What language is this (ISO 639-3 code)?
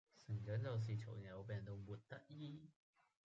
yue